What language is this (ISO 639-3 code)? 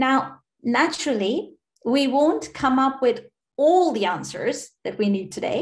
eng